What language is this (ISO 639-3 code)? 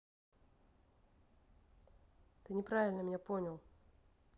rus